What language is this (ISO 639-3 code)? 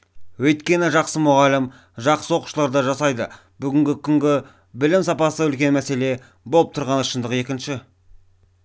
kaz